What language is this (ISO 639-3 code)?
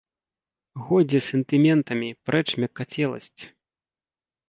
bel